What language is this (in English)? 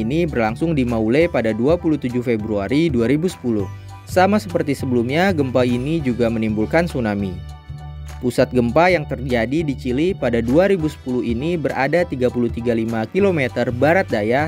Indonesian